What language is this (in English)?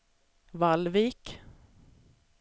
Swedish